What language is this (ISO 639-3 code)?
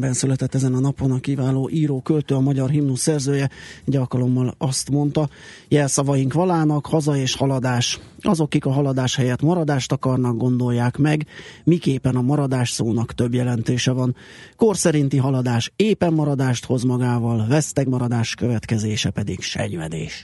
hun